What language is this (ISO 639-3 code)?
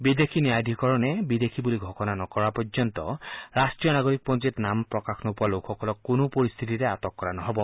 asm